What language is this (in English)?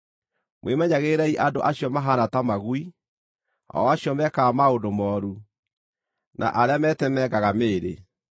Kikuyu